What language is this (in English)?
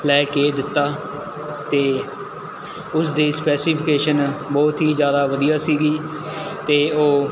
Punjabi